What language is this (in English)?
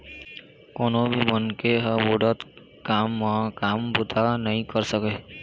Chhattisgarhi